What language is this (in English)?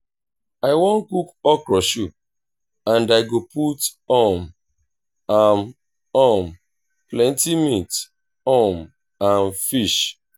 Nigerian Pidgin